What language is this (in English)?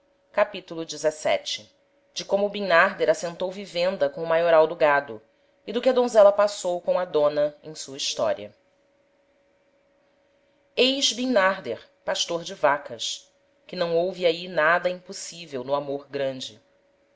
Portuguese